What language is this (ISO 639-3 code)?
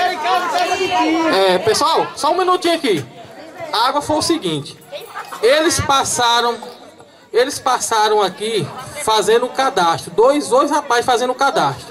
por